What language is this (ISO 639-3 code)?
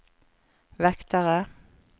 nor